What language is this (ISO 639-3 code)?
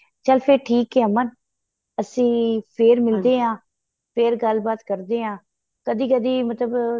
pan